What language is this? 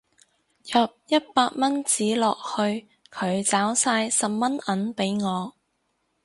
Cantonese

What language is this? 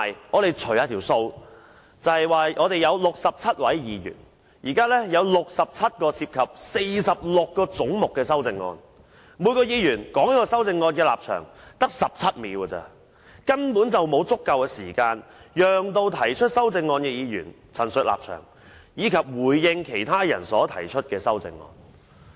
Cantonese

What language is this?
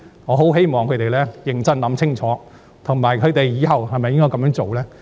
Cantonese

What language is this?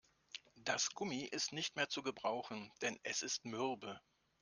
German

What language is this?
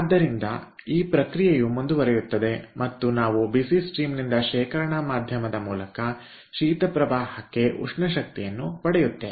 Kannada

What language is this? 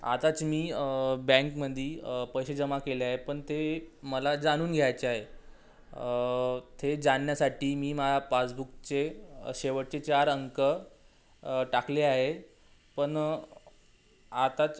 Marathi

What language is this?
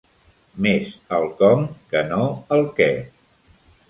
Catalan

